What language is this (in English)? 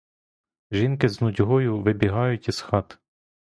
Ukrainian